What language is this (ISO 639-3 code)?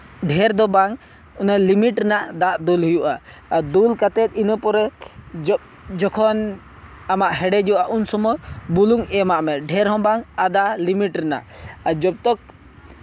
sat